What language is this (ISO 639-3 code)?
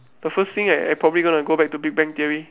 eng